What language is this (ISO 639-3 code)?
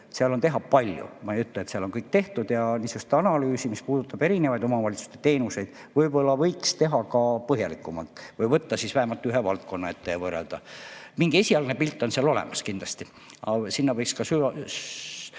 est